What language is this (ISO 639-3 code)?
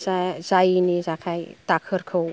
brx